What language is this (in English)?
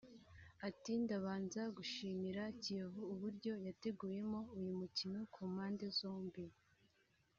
Kinyarwanda